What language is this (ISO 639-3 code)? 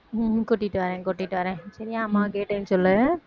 tam